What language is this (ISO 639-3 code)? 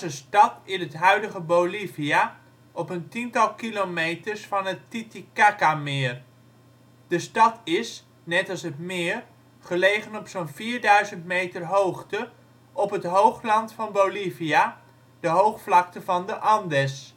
nld